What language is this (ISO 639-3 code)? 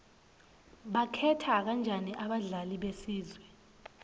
ssw